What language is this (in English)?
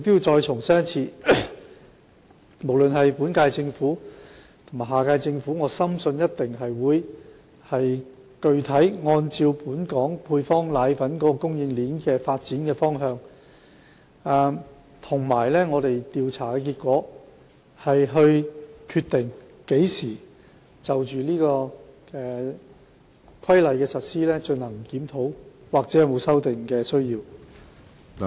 Cantonese